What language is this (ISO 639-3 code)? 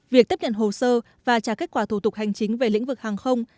vie